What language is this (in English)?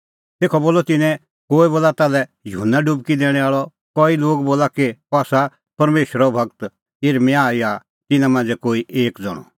Kullu Pahari